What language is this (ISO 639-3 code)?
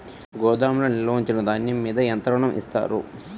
tel